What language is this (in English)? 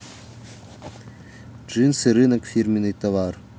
Russian